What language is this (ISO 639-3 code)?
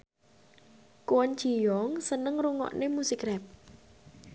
jav